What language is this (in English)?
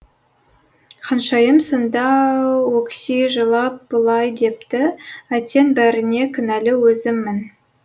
Kazakh